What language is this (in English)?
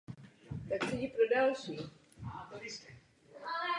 Czech